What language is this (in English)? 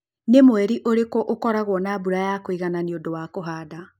Kikuyu